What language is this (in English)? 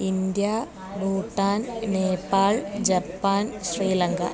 Sanskrit